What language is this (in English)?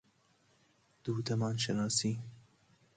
Persian